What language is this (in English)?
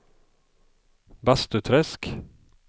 Swedish